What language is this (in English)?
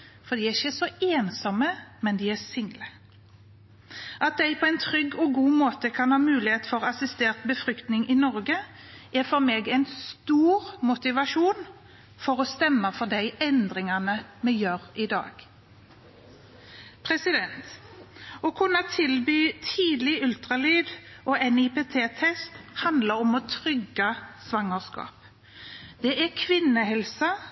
Norwegian Bokmål